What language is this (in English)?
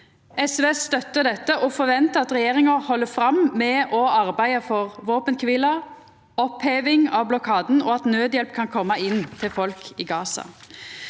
Norwegian